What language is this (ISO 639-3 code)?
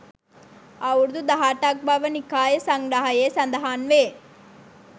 sin